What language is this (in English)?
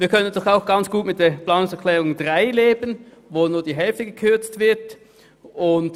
Swiss German